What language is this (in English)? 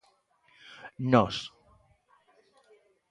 Galician